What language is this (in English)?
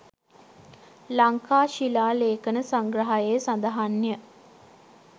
Sinhala